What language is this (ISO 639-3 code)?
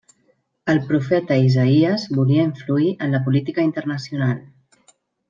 cat